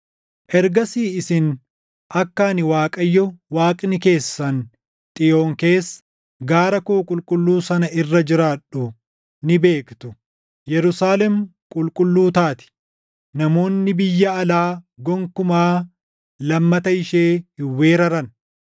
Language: Oromo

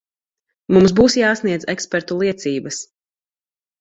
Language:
Latvian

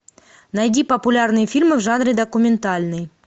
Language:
Russian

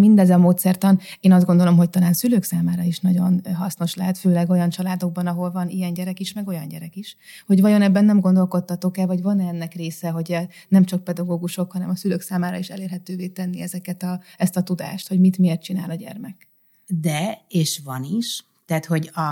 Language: Hungarian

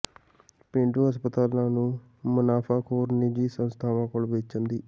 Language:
Punjabi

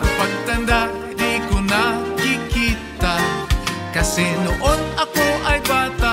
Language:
Indonesian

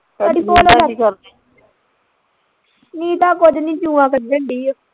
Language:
Punjabi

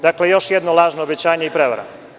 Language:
Serbian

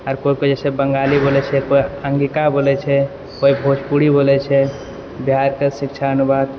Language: Maithili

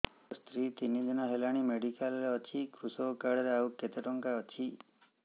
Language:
Odia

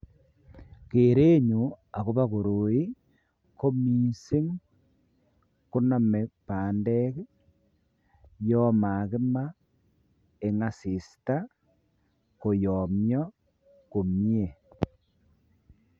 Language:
Kalenjin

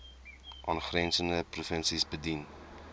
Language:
Afrikaans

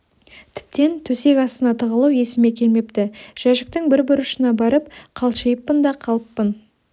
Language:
Kazakh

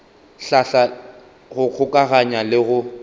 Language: Northern Sotho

